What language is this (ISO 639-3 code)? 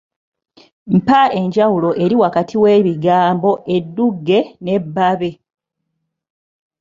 lug